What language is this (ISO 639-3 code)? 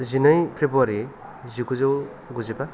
brx